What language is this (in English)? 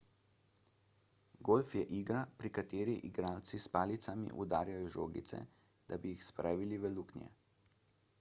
Slovenian